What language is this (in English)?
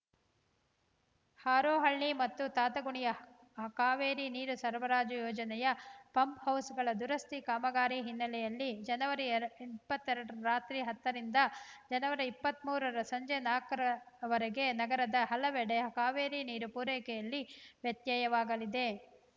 Kannada